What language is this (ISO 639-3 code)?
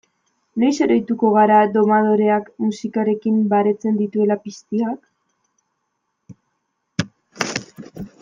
eus